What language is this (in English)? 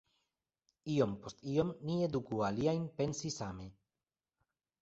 Esperanto